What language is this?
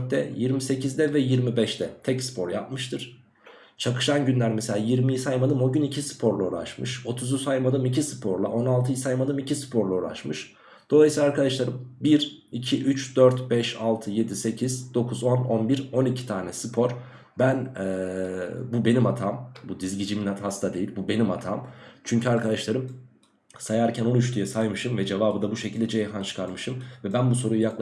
Turkish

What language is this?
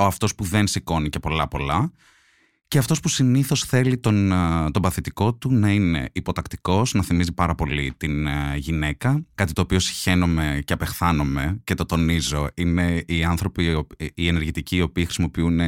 Greek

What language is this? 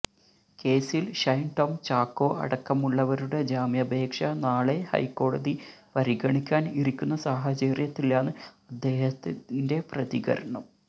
Malayalam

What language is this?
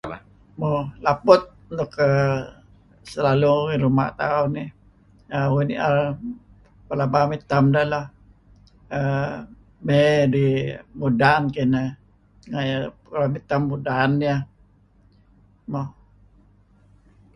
Kelabit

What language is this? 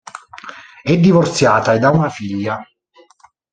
Italian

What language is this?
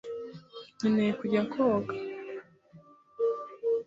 Kinyarwanda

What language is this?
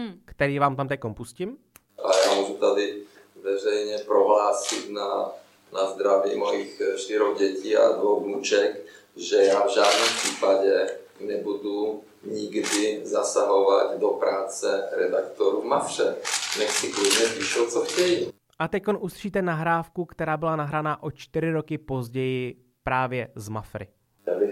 Czech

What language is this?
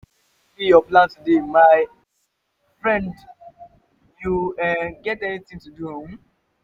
Nigerian Pidgin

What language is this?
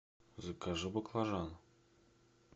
Russian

